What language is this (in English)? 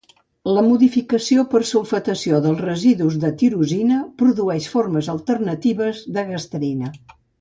Catalan